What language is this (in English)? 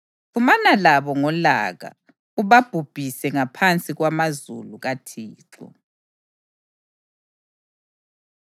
North Ndebele